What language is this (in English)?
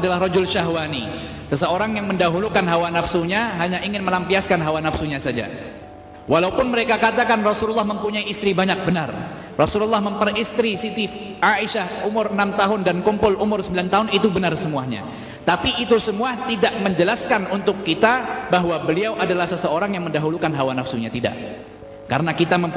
Indonesian